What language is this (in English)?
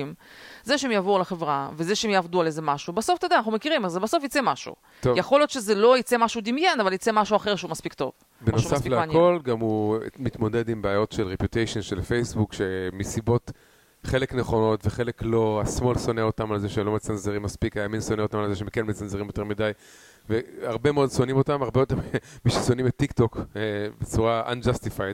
Hebrew